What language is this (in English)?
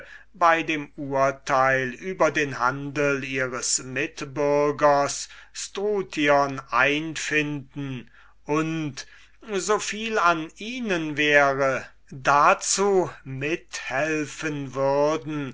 German